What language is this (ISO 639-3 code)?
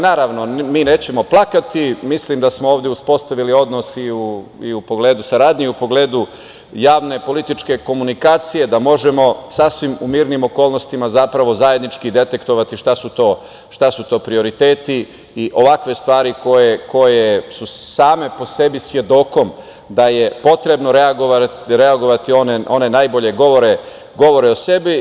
srp